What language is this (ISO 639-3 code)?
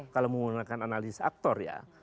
ind